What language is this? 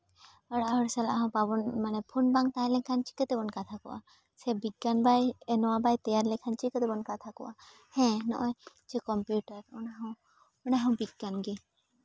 Santali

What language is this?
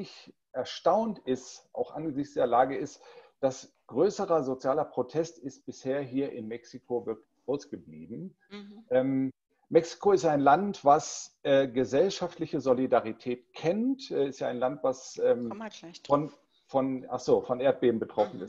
German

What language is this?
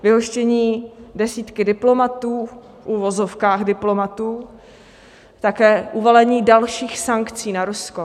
Czech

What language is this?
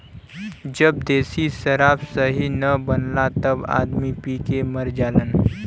Bhojpuri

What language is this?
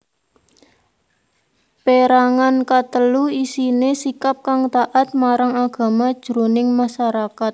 Javanese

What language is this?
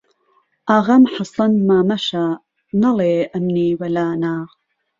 Central Kurdish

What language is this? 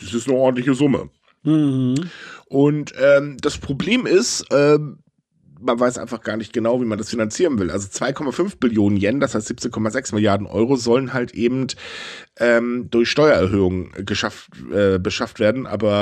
German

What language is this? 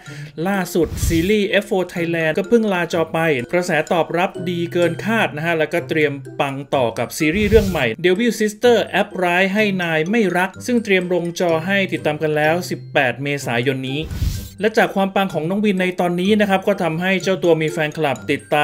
Thai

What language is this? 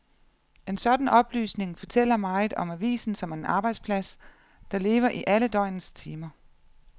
Danish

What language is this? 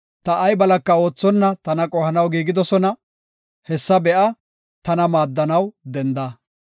Gofa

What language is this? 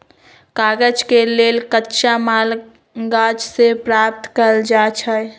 Magahi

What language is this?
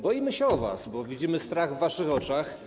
Polish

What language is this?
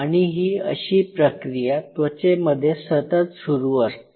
Marathi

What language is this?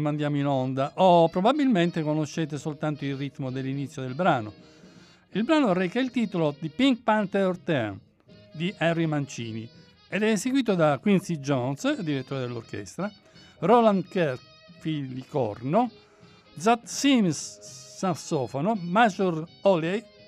Italian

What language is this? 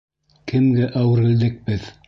Bashkir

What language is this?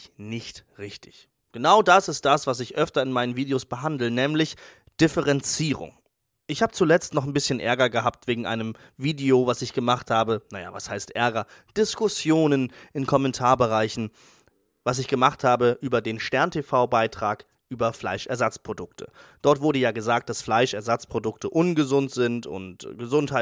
German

